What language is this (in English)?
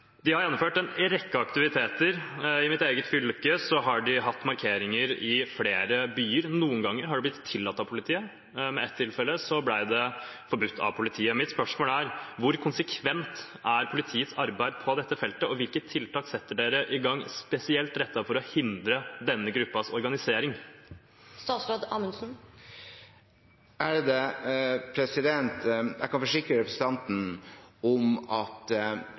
Norwegian Bokmål